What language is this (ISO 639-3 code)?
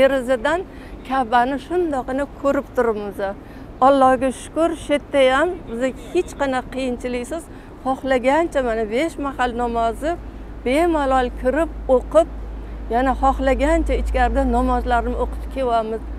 tur